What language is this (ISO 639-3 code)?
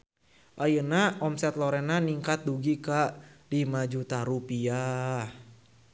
sun